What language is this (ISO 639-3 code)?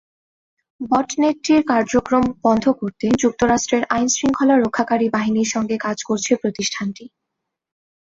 ben